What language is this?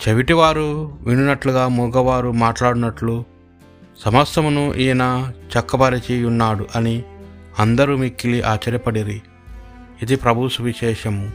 Telugu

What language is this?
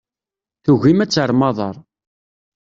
Kabyle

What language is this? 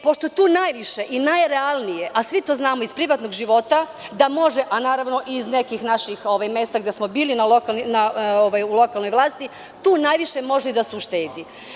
Serbian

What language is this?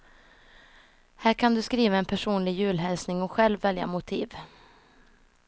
Swedish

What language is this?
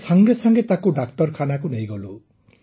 Odia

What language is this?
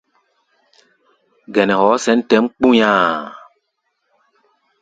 Gbaya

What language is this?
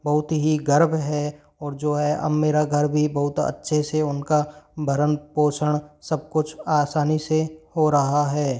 Hindi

